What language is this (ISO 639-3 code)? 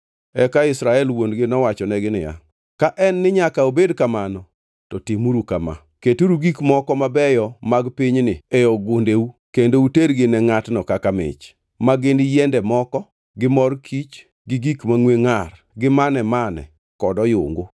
luo